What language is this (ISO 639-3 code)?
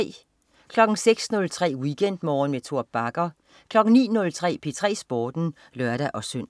dan